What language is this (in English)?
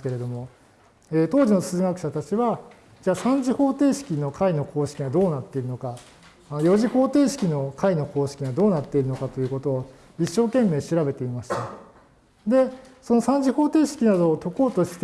Japanese